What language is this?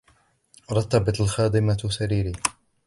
Arabic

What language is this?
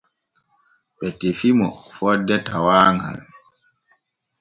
Borgu Fulfulde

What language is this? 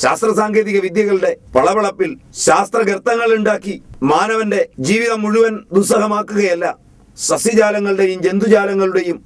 Malayalam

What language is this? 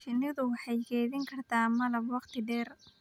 Somali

